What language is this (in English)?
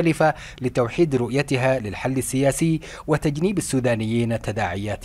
Arabic